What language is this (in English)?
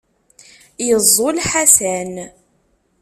Kabyle